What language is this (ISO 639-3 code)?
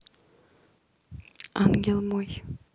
rus